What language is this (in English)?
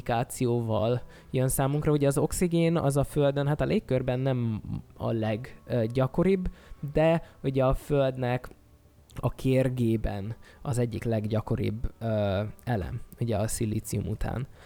Hungarian